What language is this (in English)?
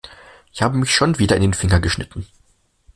German